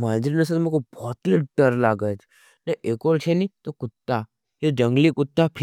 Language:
Nimadi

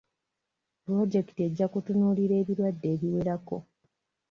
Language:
Ganda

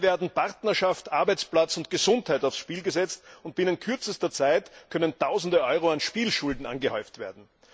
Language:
German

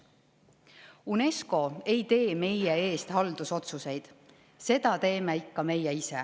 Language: Estonian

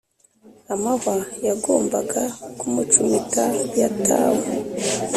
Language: Kinyarwanda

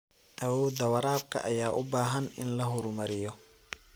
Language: Somali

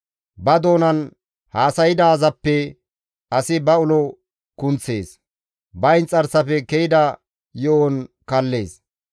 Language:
Gamo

